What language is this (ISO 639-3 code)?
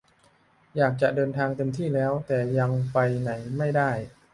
tha